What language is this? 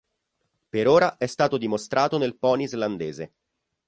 Italian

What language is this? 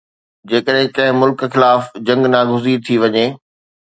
Sindhi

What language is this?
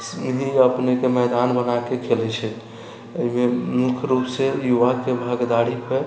Maithili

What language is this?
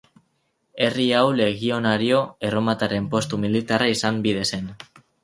Basque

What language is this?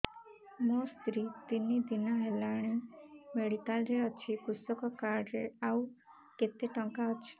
Odia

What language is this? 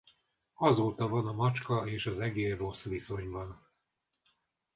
Hungarian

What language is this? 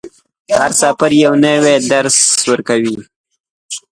Pashto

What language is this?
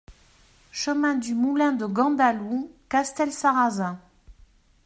French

